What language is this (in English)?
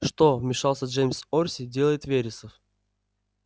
Russian